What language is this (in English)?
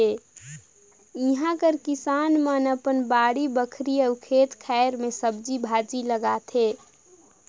Chhattisgarhi